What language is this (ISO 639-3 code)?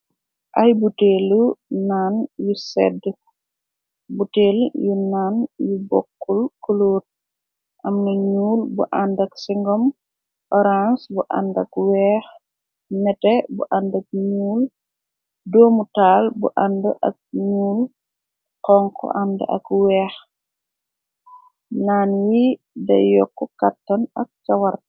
wol